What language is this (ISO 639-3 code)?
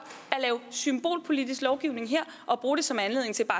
dan